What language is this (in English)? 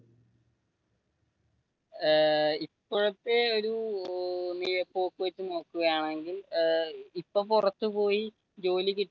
Malayalam